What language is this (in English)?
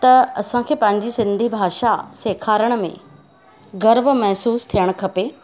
Sindhi